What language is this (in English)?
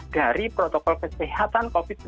Indonesian